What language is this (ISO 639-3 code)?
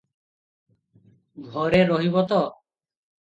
ori